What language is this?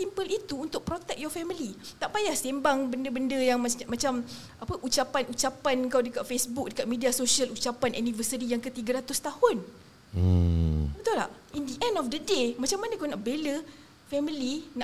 Malay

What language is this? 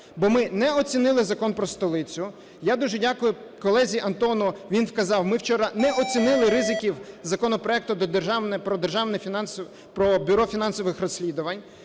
Ukrainian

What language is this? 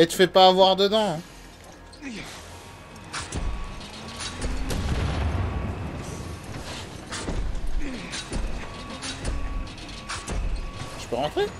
French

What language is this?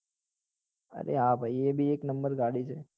Gujarati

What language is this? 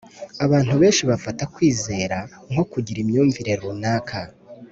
Kinyarwanda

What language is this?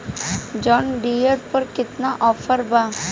Bhojpuri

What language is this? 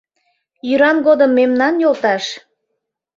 Mari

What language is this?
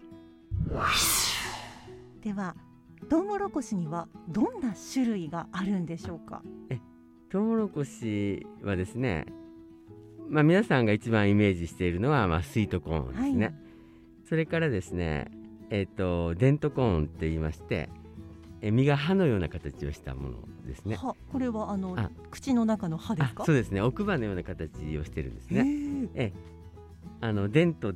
Japanese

